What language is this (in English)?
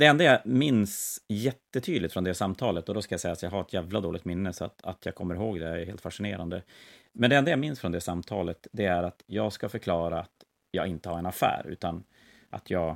Swedish